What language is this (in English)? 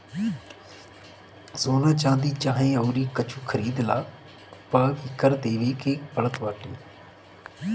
Bhojpuri